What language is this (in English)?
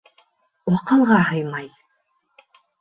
Bashkir